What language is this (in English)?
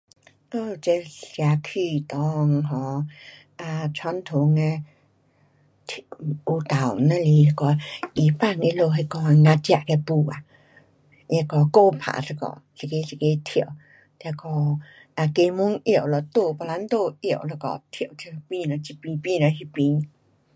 Pu-Xian Chinese